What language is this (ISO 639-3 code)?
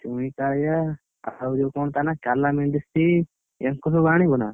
ori